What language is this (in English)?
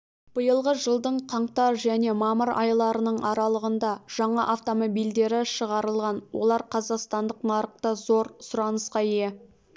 Kazakh